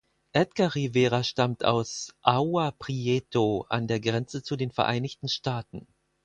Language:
German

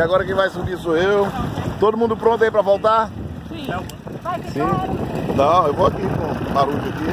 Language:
Portuguese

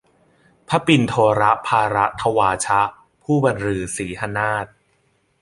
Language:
Thai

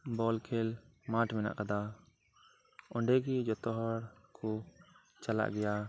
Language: Santali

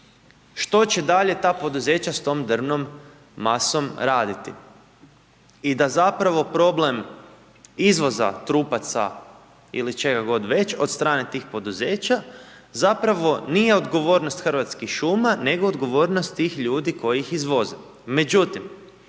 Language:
Croatian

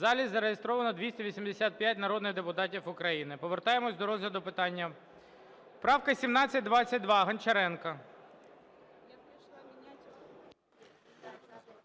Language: Ukrainian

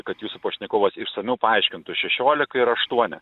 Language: Lithuanian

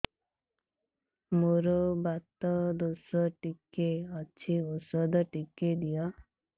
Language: Odia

